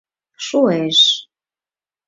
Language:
Mari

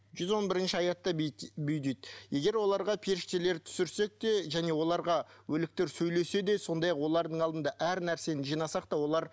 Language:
Kazakh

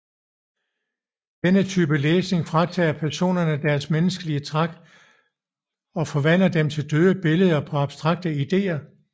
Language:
Danish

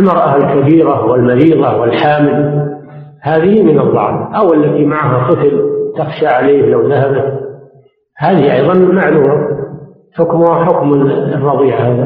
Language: Arabic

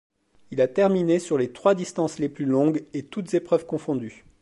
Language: French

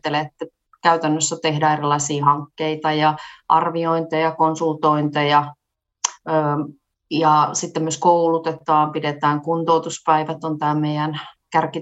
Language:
Finnish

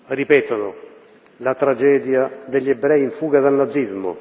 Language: Italian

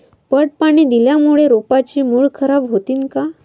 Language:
Marathi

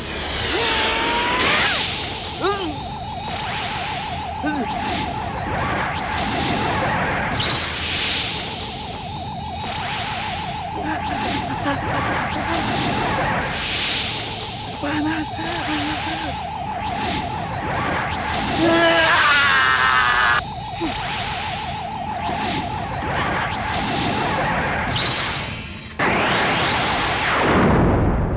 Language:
Indonesian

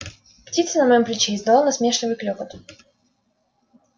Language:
Russian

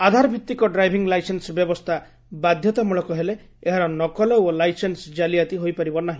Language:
Odia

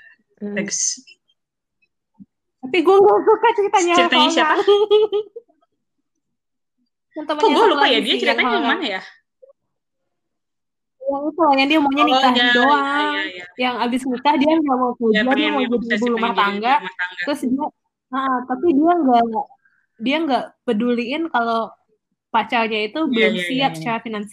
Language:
Indonesian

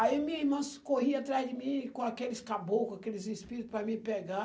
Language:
Portuguese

